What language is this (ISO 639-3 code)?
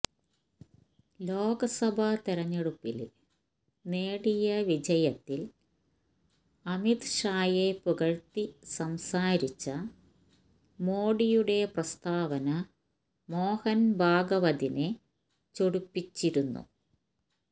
mal